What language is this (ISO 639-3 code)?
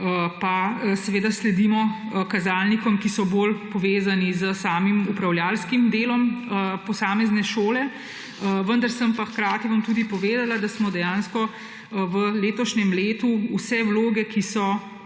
slv